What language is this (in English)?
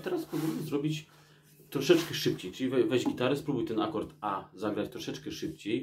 Polish